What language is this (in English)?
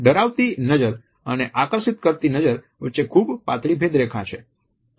Gujarati